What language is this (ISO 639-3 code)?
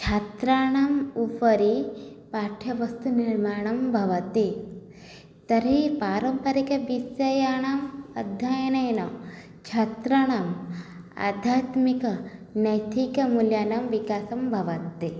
san